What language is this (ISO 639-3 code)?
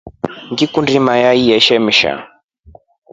rof